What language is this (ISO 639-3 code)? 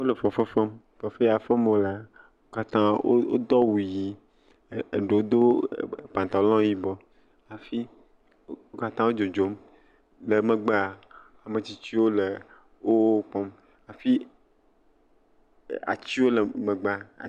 ewe